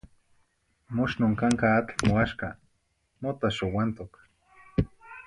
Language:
Zacatlán-Ahuacatlán-Tepetzintla Nahuatl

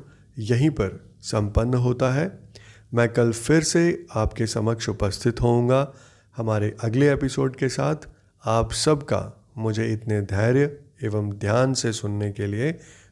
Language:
Hindi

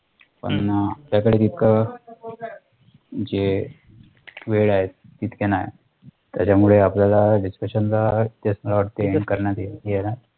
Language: Marathi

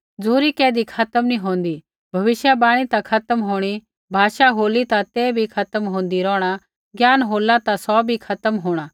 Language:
Kullu Pahari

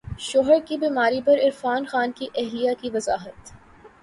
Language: Urdu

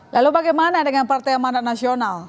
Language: Indonesian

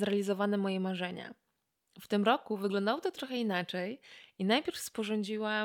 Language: Polish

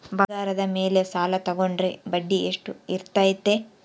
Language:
Kannada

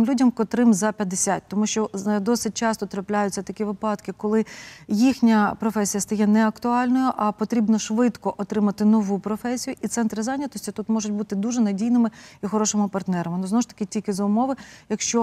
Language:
Ukrainian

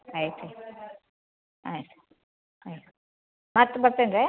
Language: Kannada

